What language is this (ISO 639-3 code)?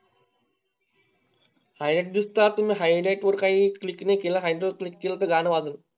mar